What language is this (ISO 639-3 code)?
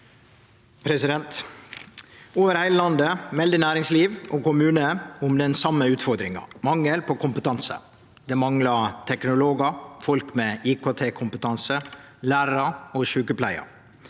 nor